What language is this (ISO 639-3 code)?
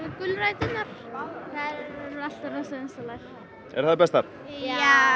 isl